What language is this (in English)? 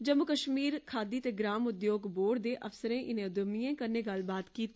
Dogri